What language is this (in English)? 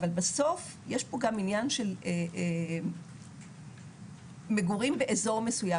Hebrew